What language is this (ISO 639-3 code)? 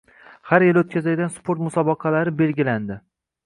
uzb